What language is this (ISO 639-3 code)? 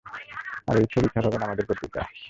ben